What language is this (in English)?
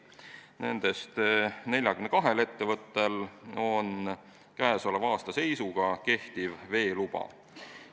Estonian